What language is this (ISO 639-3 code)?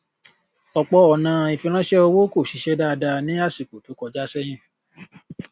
yor